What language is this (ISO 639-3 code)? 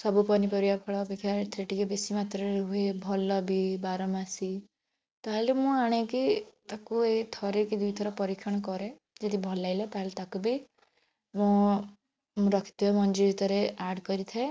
ori